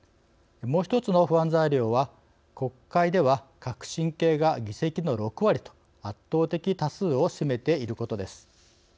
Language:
Japanese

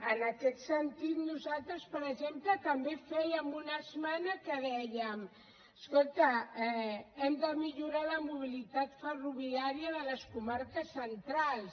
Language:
Catalan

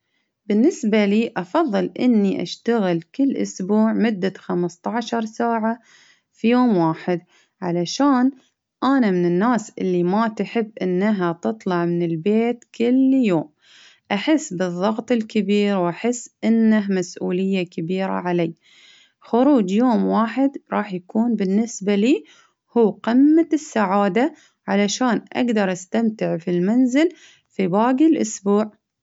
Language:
Baharna Arabic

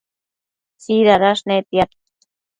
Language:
Matsés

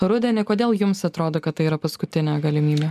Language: Lithuanian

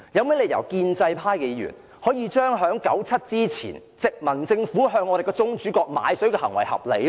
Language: Cantonese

